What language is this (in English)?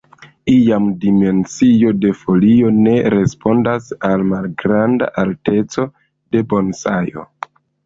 Esperanto